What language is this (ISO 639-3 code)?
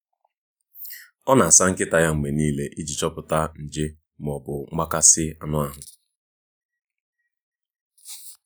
ibo